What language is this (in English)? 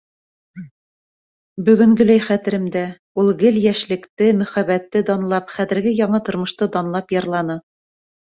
Bashkir